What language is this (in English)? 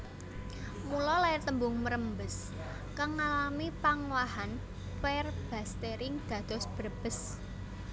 Javanese